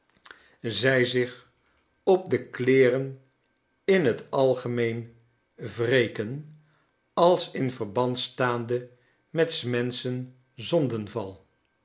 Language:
Dutch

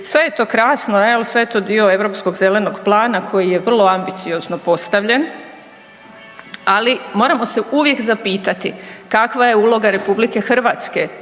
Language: Croatian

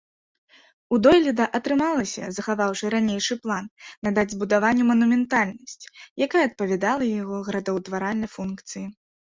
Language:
Belarusian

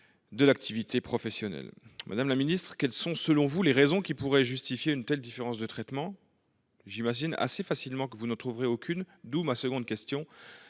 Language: French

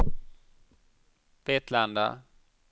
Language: Swedish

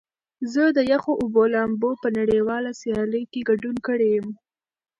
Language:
Pashto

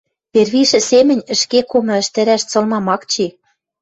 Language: Western Mari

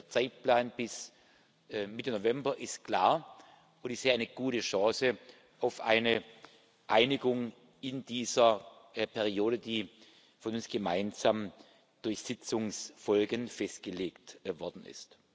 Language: German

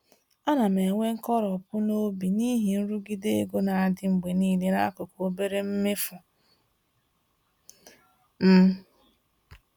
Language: Igbo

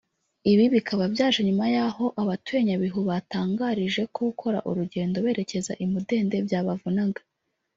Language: Kinyarwanda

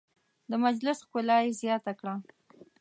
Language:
Pashto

